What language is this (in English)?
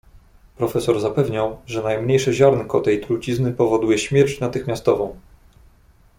Polish